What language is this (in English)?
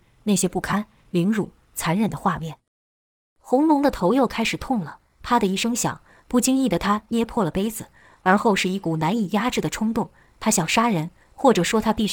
Chinese